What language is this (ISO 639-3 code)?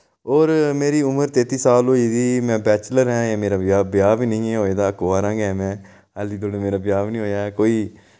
doi